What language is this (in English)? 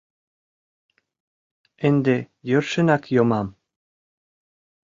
Mari